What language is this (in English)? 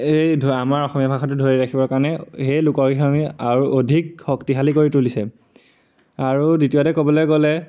Assamese